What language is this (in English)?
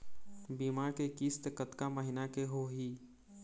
Chhattisgarhi